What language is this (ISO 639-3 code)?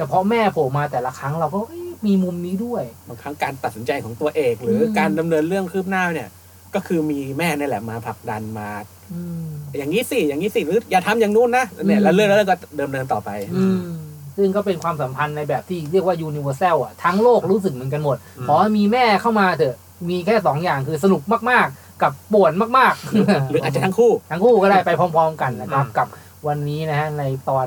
tha